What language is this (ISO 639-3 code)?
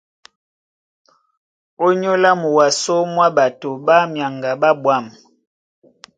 dua